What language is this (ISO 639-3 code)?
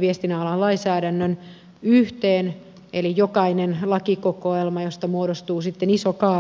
fin